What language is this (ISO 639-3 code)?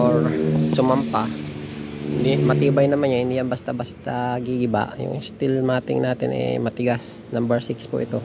fil